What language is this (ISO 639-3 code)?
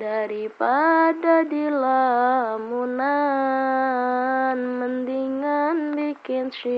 ind